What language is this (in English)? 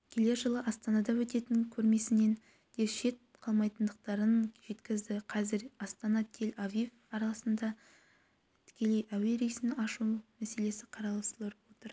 Kazakh